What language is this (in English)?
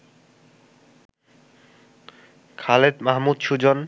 Bangla